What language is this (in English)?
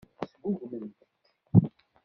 Kabyle